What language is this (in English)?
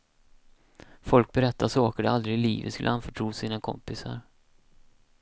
Swedish